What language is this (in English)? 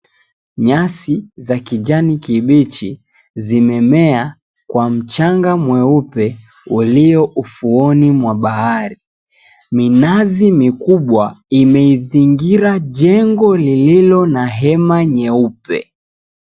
Swahili